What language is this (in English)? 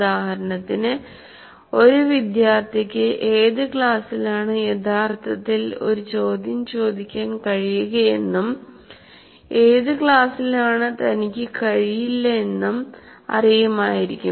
Malayalam